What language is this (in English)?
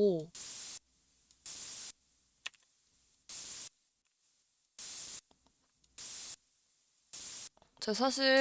Korean